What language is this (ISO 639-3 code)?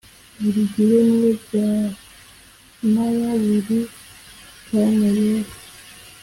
kin